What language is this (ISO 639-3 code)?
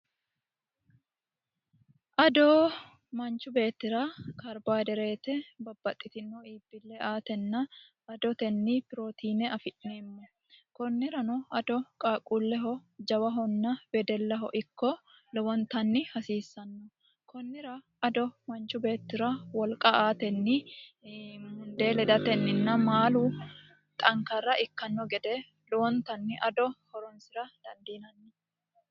sid